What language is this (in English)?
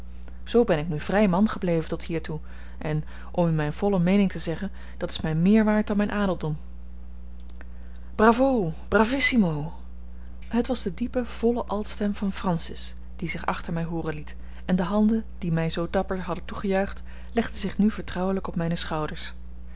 Dutch